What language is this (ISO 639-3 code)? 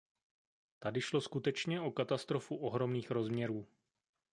ces